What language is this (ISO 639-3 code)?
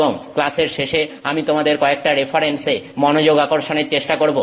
ben